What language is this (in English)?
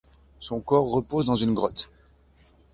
French